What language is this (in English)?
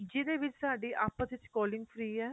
Punjabi